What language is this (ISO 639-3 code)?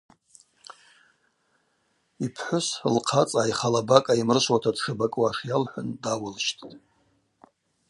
abq